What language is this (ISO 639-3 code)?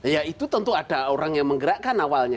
ind